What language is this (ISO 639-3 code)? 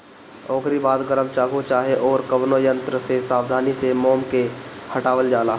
bho